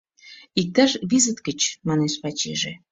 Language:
Mari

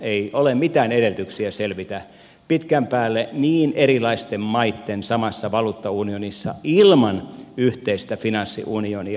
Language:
Finnish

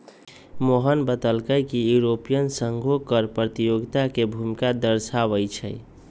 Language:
Magahi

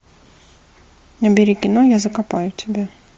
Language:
Russian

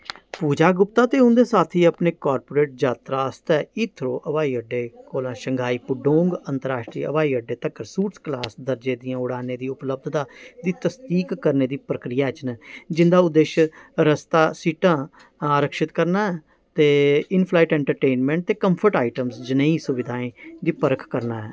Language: Dogri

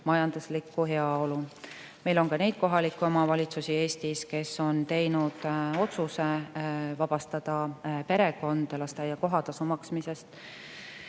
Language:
Estonian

